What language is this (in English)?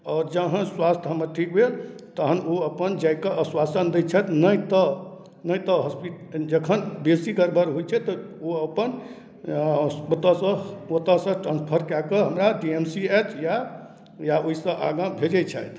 Maithili